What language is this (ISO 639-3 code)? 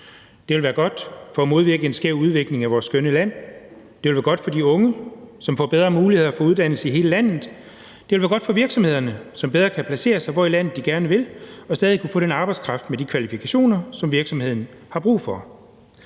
dan